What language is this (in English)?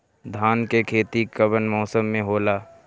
Bhojpuri